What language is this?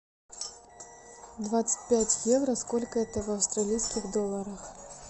Russian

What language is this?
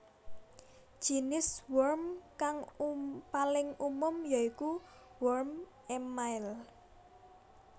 Javanese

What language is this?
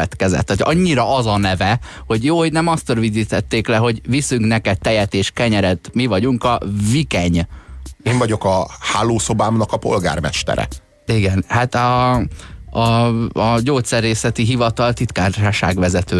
Hungarian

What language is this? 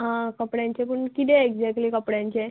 Konkani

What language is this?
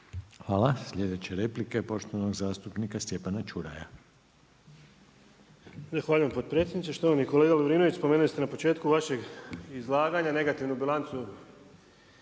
Croatian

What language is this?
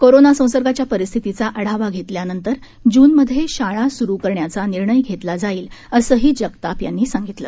Marathi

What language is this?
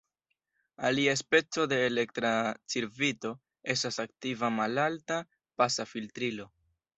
Esperanto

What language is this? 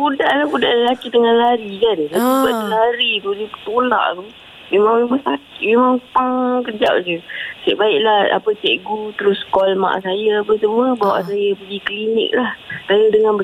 Malay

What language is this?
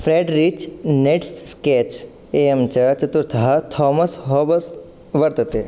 Sanskrit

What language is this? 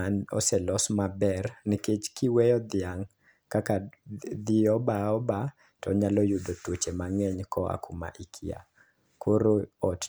Luo (Kenya and Tanzania)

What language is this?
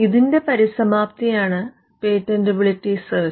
Malayalam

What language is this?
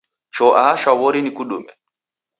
Taita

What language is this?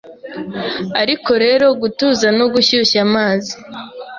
Kinyarwanda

